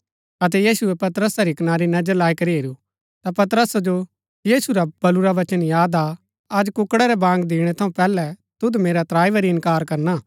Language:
Gaddi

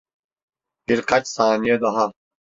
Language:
Turkish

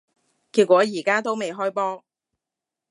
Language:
Cantonese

